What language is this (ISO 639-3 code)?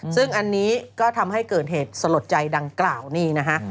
tha